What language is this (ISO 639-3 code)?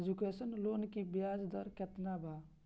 bho